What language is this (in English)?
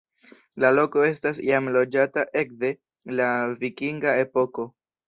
Esperanto